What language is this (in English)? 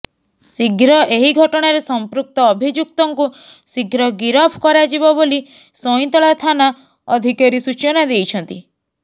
Odia